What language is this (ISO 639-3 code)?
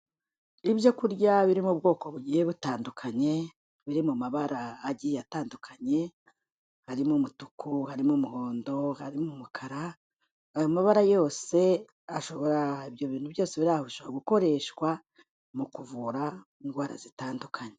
kin